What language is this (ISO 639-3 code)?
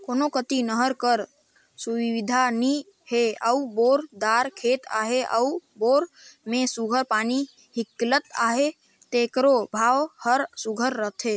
hne